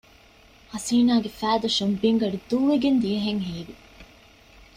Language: Divehi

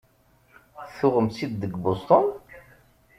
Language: Kabyle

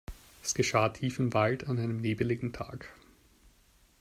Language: German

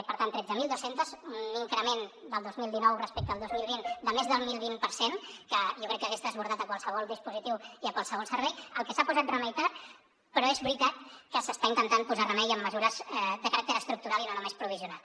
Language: Catalan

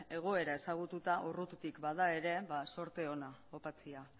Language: Basque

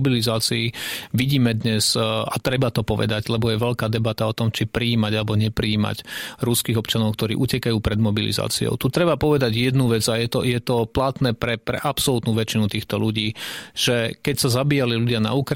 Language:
Slovak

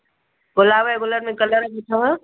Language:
Sindhi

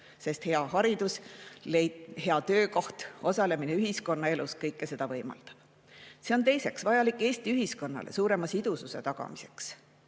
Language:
Estonian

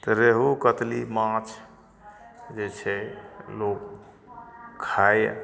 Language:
Maithili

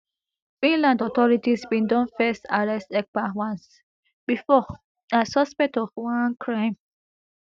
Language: Nigerian Pidgin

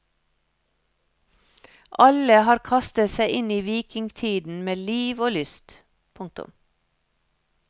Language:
Norwegian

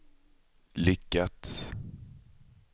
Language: Swedish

